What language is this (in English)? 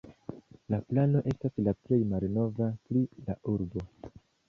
Esperanto